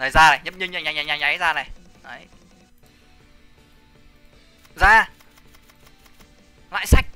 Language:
Vietnamese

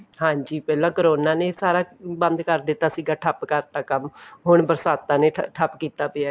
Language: Punjabi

